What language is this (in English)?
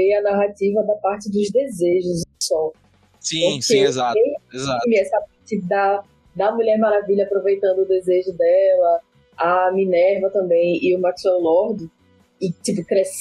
Portuguese